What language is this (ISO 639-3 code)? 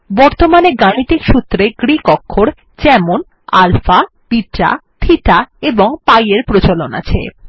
ben